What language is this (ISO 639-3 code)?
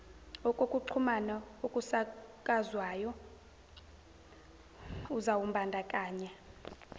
zul